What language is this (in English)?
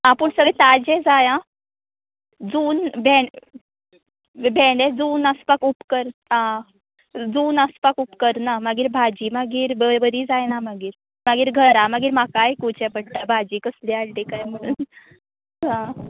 Konkani